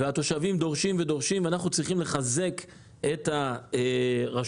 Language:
Hebrew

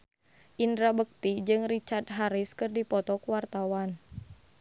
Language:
Sundanese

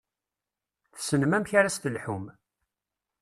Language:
Kabyle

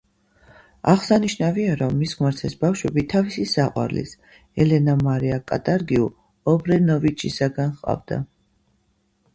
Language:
Georgian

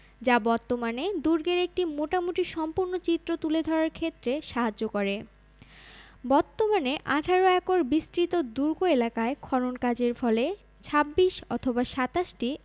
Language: Bangla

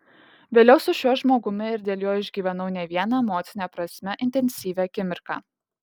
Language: Lithuanian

